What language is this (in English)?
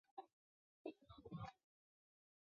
Chinese